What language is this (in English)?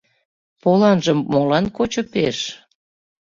Mari